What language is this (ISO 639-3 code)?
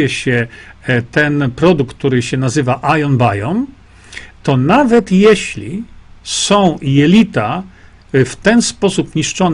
pol